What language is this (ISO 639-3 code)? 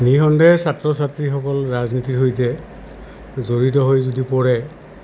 asm